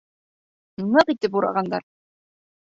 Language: Bashkir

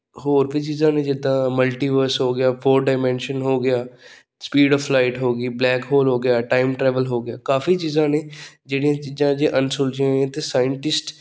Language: Punjabi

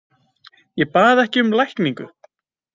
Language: Icelandic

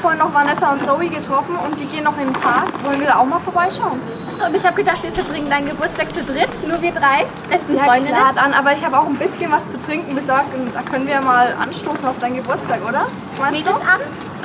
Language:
German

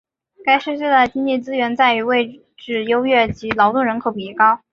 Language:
Chinese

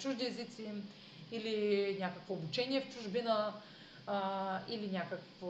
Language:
Bulgarian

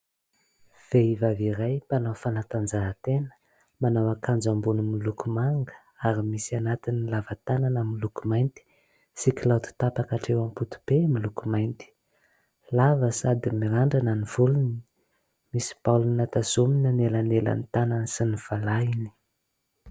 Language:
Malagasy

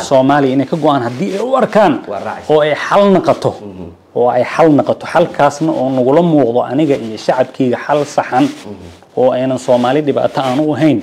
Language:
Arabic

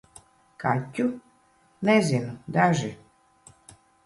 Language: Latvian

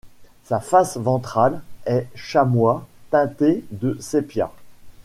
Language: French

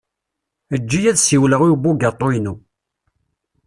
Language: Kabyle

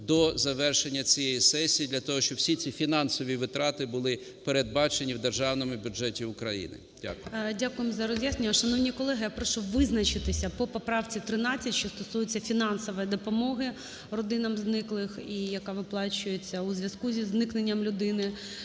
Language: Ukrainian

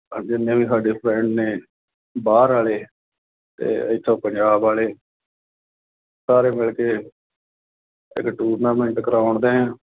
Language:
Punjabi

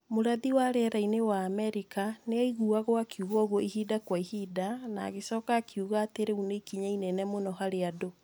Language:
Kikuyu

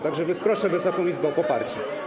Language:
Polish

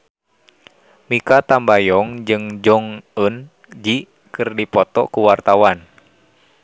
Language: Sundanese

